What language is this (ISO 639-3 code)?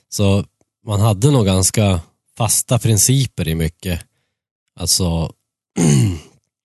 swe